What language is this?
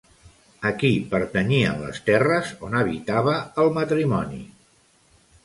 Catalan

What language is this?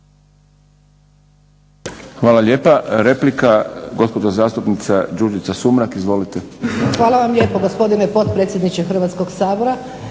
Croatian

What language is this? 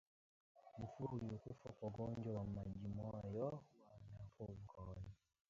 Swahili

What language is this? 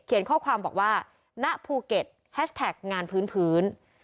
Thai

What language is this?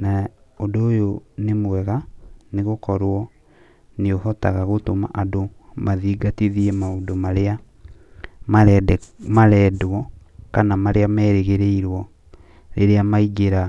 Kikuyu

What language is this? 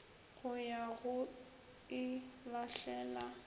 Northern Sotho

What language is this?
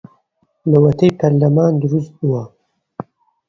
Central Kurdish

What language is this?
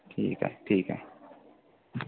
Marathi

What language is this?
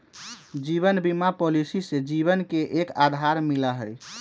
Magahi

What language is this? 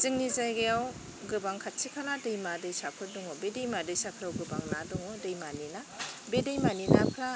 Bodo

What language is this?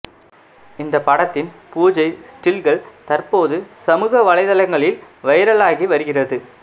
Tamil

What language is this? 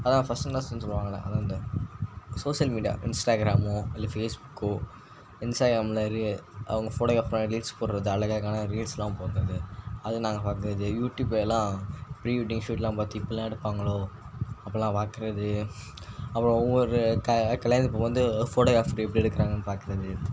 Tamil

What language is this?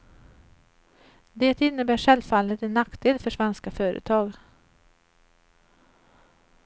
Swedish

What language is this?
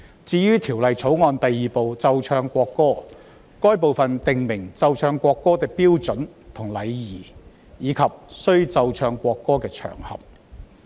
Cantonese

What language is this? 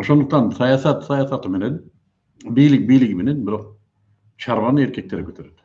Turkish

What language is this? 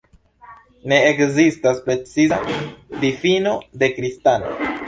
Esperanto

